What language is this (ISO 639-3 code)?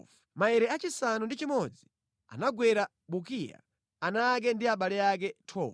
nya